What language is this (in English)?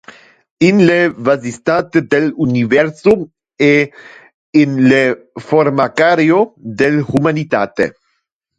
Interlingua